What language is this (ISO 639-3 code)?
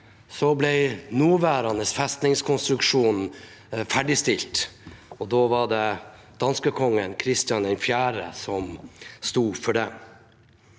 nor